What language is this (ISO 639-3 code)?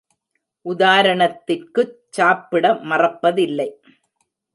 tam